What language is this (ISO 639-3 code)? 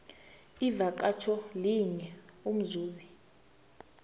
nbl